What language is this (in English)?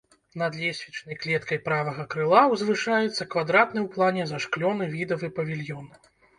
Belarusian